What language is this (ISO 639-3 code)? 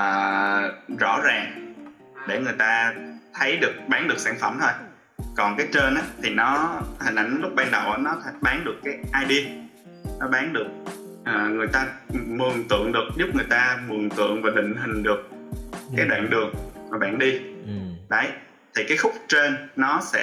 vie